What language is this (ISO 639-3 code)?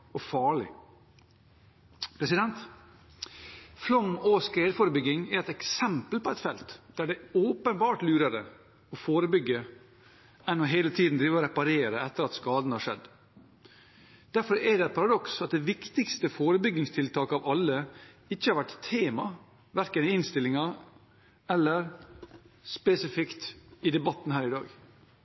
nob